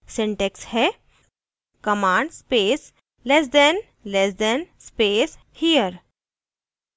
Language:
Hindi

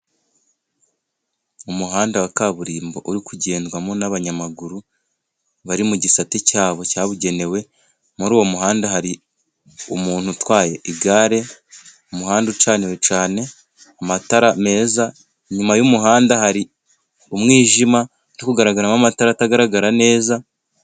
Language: Kinyarwanda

